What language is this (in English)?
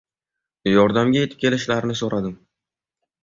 Uzbek